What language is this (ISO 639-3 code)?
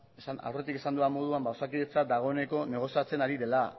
eus